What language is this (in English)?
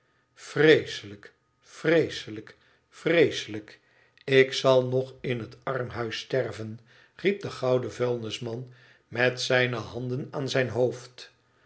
Dutch